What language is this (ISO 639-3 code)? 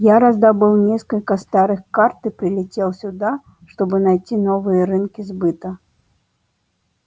rus